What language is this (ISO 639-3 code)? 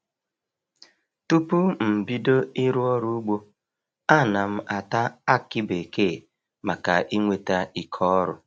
ibo